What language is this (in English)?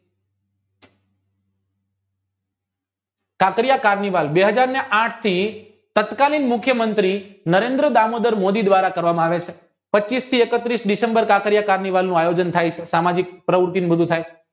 Gujarati